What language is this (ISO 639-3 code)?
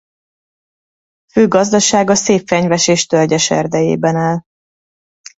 hun